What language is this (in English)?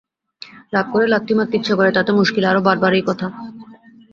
Bangla